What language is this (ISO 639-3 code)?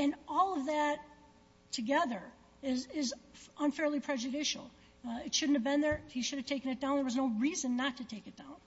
eng